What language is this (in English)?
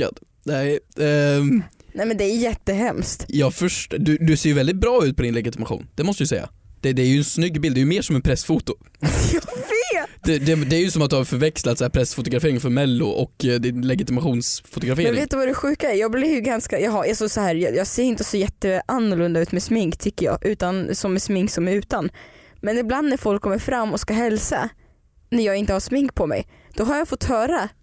Swedish